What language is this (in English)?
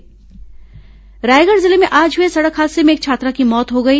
Hindi